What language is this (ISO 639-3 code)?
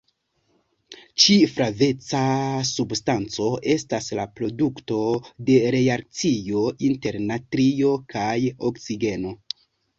epo